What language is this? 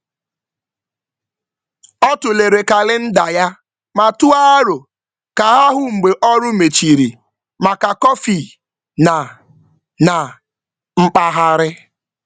Igbo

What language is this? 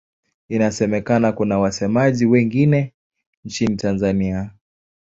Swahili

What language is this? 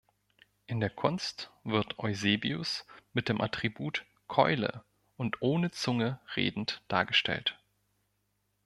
German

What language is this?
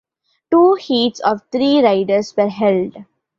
English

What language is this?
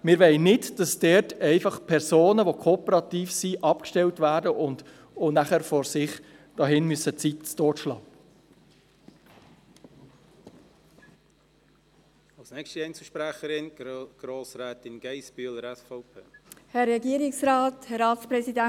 Swiss German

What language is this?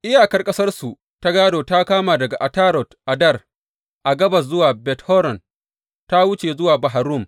Hausa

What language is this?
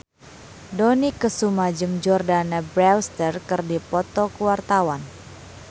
Sundanese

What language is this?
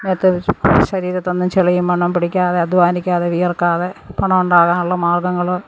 Malayalam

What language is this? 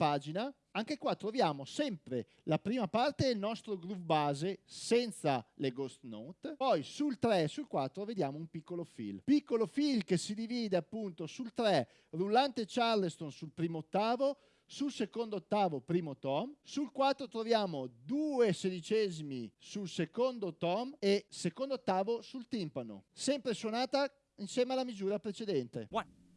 Italian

